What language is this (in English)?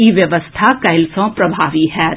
Maithili